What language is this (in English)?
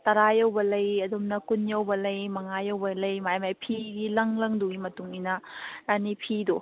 Manipuri